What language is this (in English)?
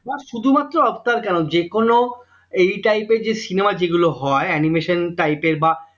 Bangla